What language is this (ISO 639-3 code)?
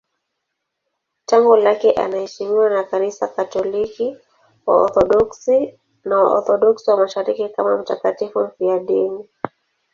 swa